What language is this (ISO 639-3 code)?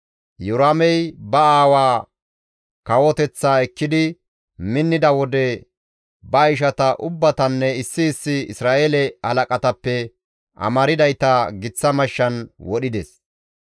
gmv